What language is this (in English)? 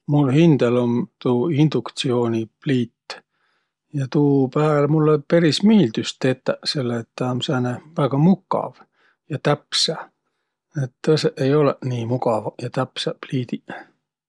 Võro